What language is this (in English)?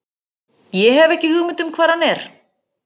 Icelandic